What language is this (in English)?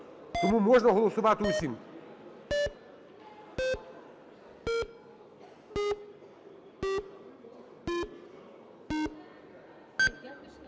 Ukrainian